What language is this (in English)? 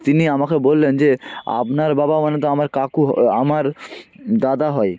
Bangla